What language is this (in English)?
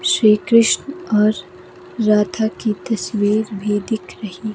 Hindi